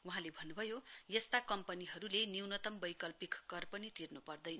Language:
Nepali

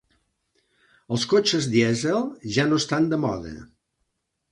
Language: Catalan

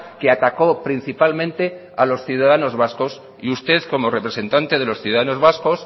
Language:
Spanish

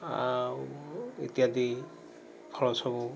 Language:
Odia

